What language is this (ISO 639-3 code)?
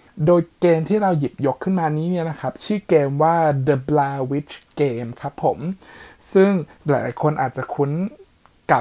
tha